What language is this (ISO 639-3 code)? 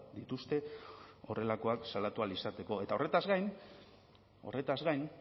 eus